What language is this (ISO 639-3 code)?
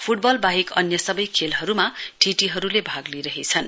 nep